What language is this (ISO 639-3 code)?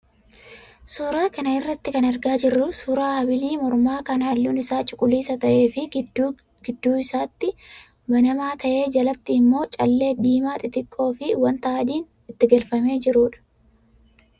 orm